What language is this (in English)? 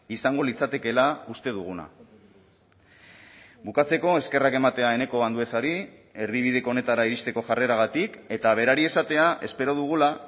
Basque